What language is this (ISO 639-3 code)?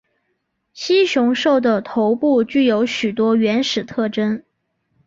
zho